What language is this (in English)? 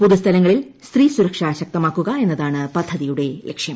Malayalam